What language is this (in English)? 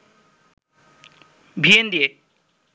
Bangla